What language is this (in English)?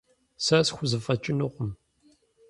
Kabardian